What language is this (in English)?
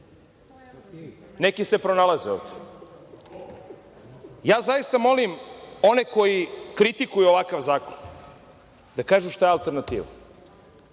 Serbian